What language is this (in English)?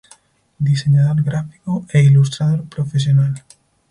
Spanish